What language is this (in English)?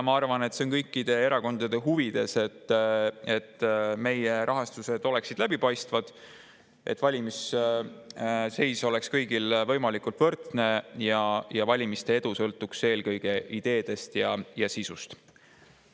Estonian